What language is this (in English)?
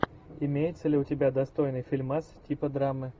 Russian